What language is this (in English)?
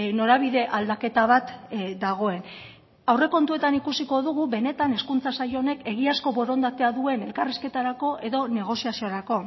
Basque